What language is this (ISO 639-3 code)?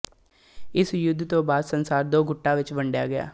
pan